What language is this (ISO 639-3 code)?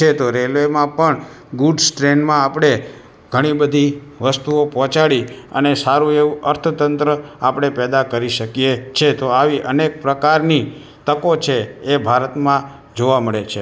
guj